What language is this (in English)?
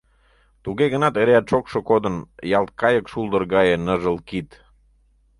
Mari